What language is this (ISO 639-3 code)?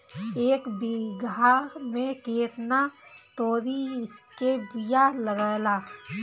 bho